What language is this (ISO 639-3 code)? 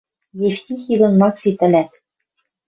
mrj